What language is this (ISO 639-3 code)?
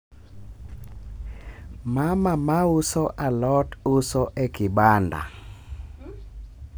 luo